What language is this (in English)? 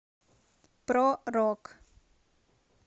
Russian